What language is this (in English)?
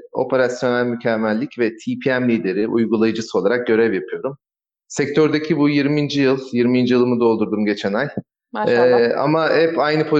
Turkish